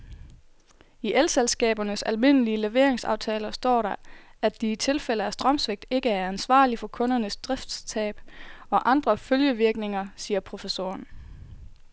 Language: Danish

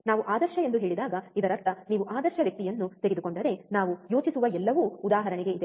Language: Kannada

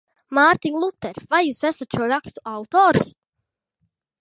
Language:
Latvian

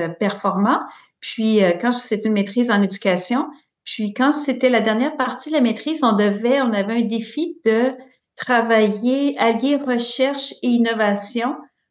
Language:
French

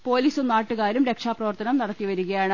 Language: Malayalam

